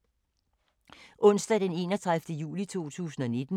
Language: Danish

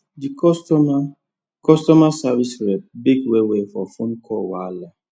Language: Nigerian Pidgin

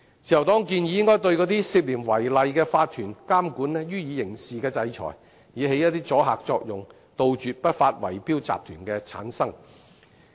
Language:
Cantonese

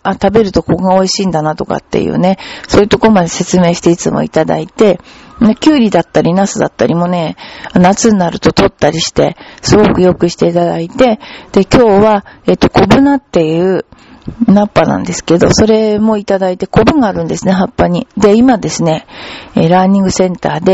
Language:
Japanese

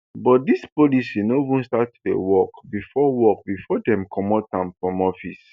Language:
Nigerian Pidgin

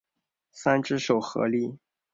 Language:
Chinese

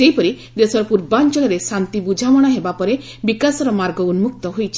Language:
Odia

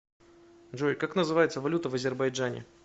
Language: Russian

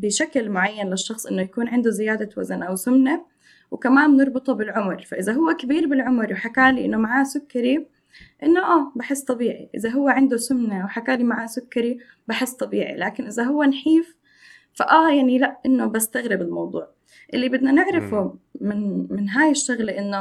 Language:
Arabic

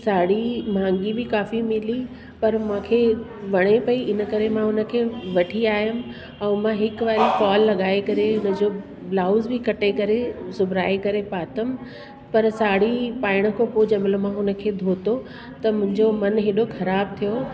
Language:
Sindhi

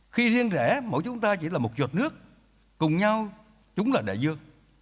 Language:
Vietnamese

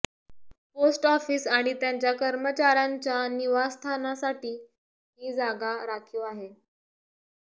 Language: Marathi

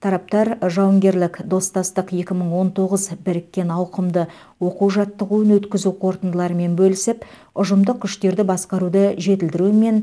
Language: Kazakh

